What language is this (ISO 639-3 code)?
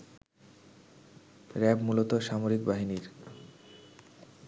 ben